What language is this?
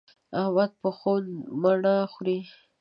Pashto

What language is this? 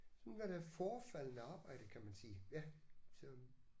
Danish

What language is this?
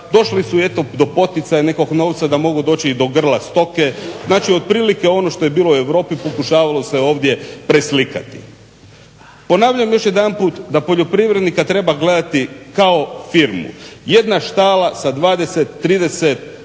Croatian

